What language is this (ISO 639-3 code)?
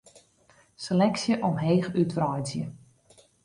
fry